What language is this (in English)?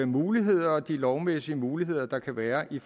Danish